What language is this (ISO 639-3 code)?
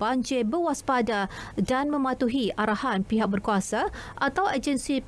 msa